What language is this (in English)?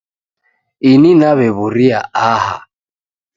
Taita